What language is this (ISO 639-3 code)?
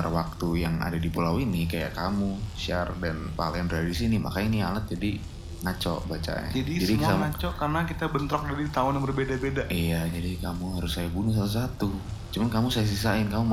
ind